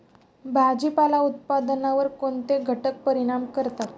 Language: Marathi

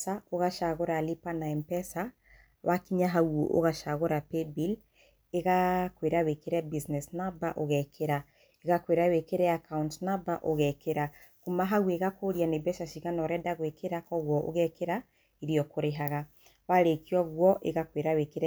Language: Kikuyu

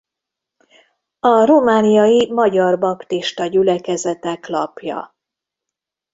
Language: Hungarian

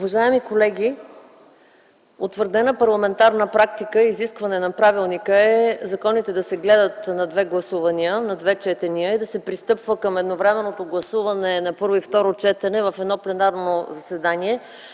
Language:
Bulgarian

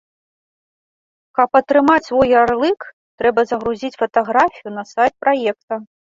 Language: Belarusian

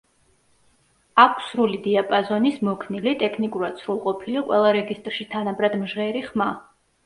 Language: Georgian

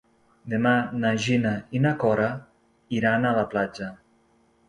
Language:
Catalan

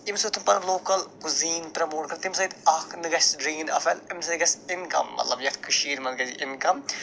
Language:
Kashmiri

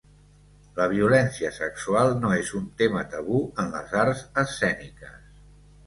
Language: Catalan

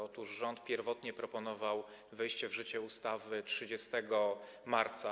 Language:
Polish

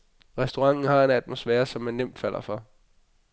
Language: Danish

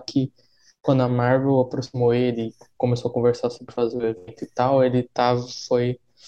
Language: Portuguese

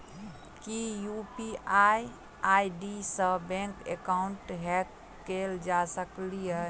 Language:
Maithili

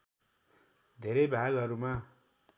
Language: Nepali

